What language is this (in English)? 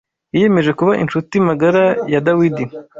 Kinyarwanda